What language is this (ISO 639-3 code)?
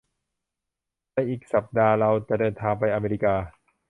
tha